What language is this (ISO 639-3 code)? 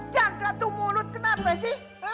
ind